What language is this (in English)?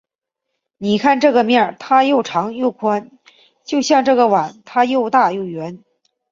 Chinese